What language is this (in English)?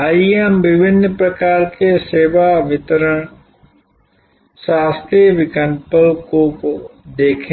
Hindi